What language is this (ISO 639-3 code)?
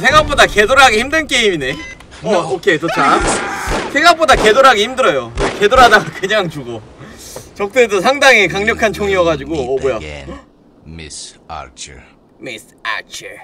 kor